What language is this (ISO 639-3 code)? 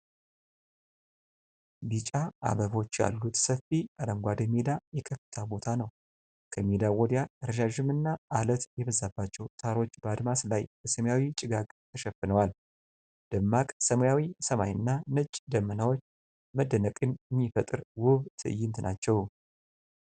amh